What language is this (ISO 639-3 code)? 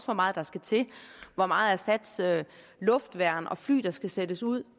dan